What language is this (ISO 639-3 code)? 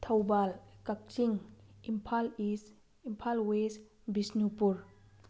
mni